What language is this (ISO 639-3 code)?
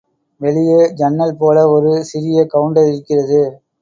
tam